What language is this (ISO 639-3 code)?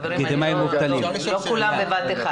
heb